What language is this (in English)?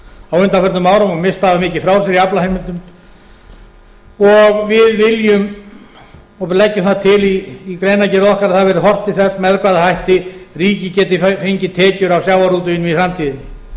Icelandic